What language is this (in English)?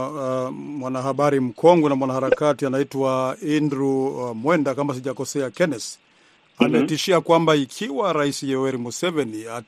Swahili